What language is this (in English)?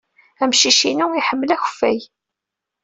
Kabyle